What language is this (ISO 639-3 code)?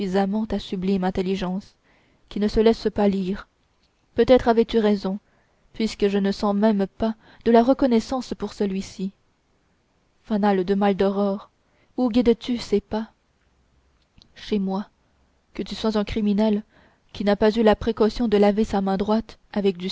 fra